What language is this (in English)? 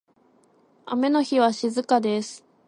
Japanese